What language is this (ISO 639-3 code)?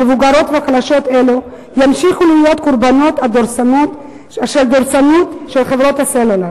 heb